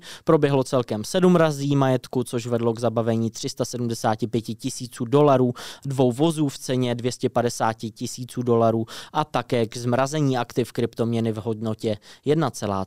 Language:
Czech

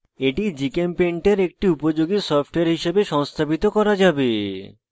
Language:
Bangla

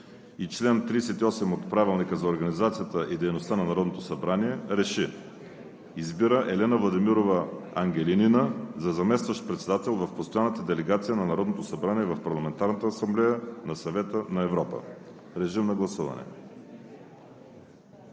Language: Bulgarian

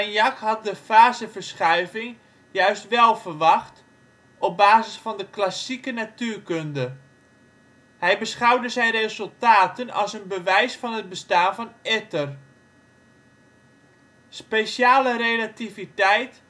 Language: Dutch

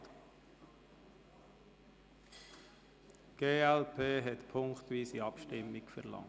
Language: Swiss German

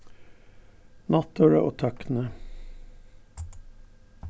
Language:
Faroese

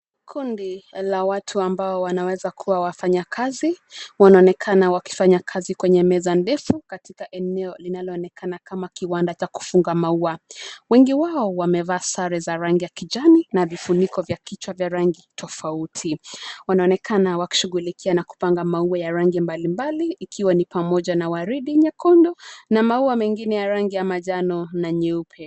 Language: Swahili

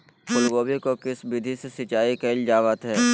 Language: Magahi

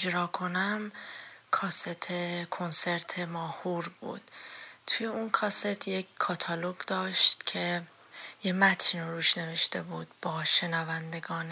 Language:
Persian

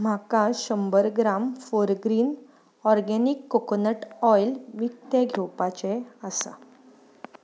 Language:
Konkani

